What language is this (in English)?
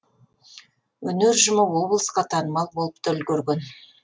Kazakh